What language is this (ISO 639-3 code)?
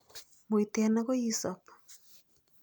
kln